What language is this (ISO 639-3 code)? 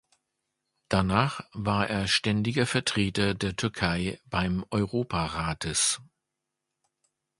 deu